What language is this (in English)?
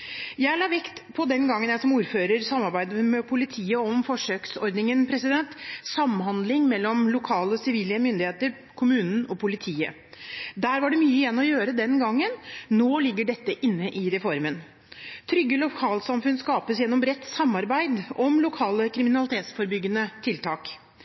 Norwegian Bokmål